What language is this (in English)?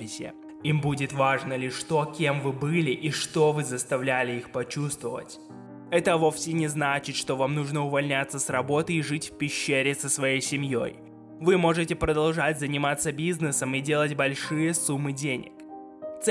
Russian